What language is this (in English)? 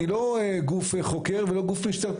Hebrew